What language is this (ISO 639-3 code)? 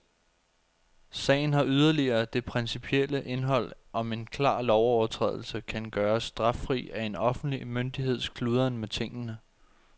dan